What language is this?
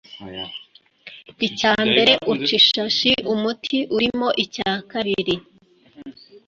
Kinyarwanda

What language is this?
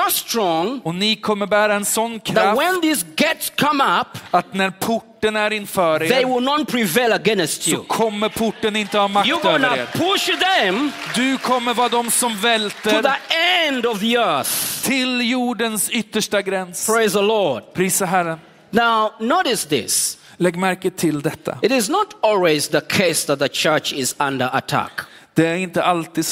Swedish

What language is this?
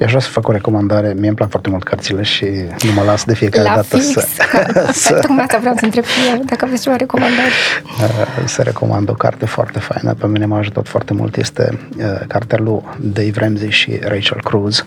Romanian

